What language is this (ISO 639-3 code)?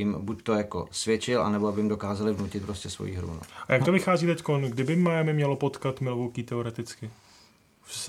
ces